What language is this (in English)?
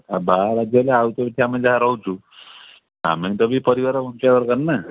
Odia